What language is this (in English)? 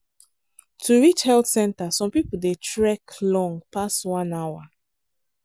Nigerian Pidgin